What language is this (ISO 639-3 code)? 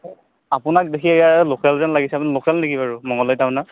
asm